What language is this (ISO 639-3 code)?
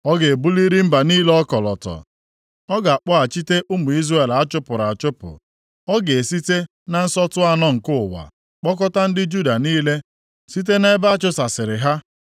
ibo